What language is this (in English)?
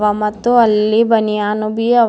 Kannada